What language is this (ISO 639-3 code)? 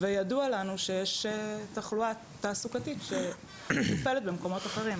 heb